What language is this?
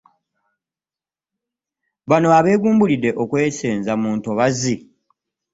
Ganda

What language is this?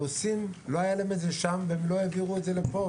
Hebrew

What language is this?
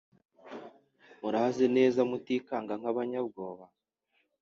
Kinyarwanda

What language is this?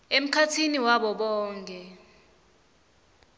Swati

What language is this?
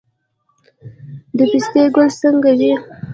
Pashto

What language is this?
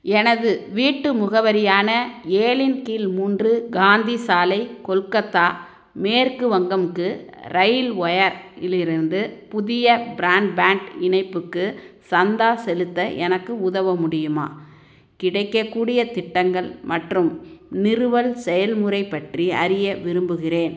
Tamil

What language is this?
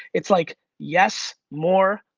English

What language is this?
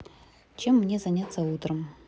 Russian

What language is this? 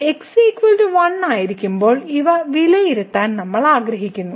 Malayalam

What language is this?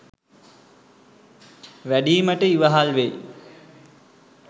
Sinhala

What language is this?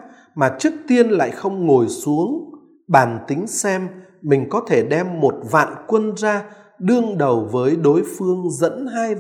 Vietnamese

